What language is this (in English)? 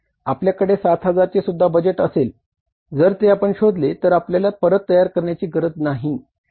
Marathi